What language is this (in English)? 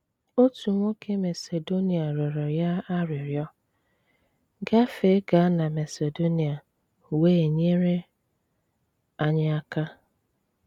Igbo